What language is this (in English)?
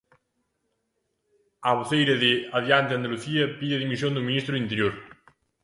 Galician